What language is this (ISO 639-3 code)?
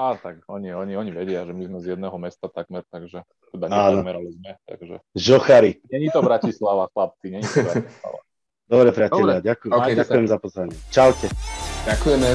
slk